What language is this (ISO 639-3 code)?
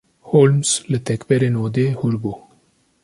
kur